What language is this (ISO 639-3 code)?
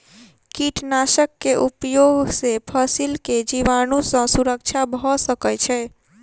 mai